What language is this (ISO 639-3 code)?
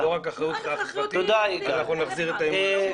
heb